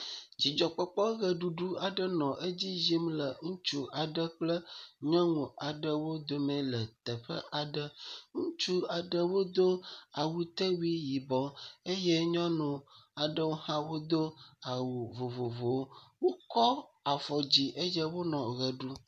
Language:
Ewe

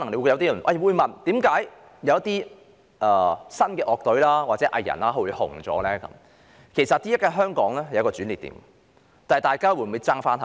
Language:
Cantonese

